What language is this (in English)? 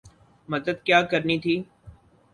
Urdu